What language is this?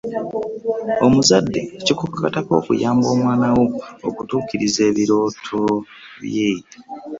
Ganda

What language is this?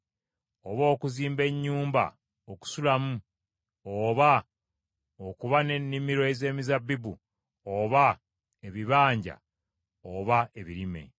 Ganda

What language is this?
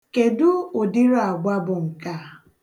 Igbo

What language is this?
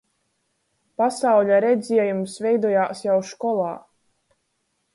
Latgalian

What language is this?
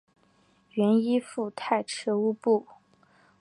Chinese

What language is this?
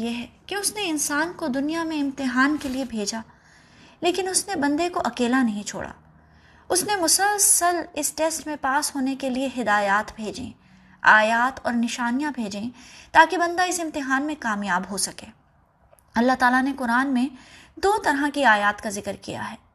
Urdu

